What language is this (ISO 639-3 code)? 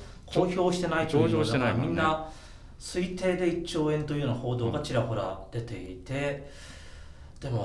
jpn